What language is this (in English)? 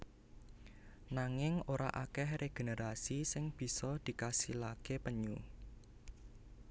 Javanese